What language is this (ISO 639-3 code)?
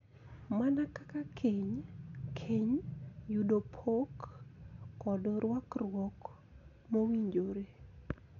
luo